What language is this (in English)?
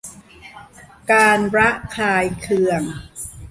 Thai